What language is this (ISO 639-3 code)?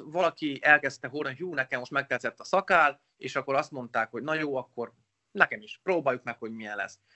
hun